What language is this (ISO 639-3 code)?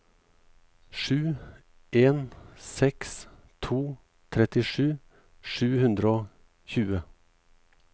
nor